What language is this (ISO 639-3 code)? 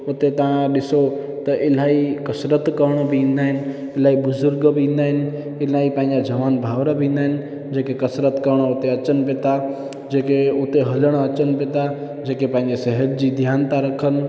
snd